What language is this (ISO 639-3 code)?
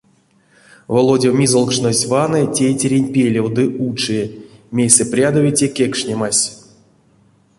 myv